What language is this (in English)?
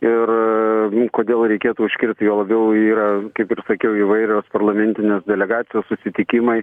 Lithuanian